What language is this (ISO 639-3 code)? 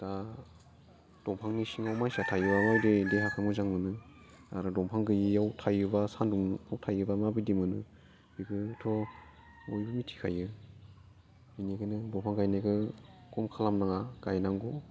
brx